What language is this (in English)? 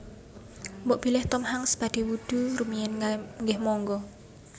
Javanese